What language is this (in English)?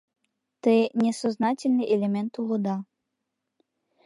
Mari